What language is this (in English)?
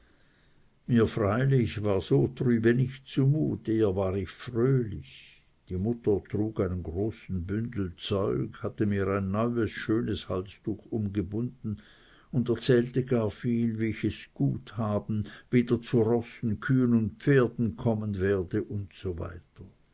German